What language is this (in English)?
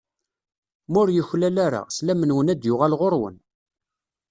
Kabyle